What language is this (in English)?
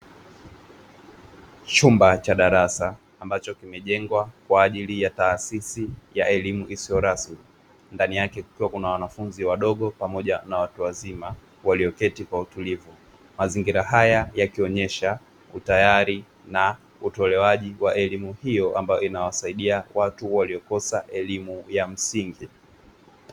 Swahili